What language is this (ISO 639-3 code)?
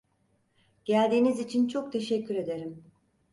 tur